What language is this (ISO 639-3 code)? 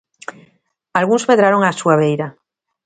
glg